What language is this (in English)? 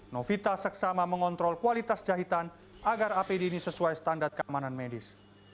Indonesian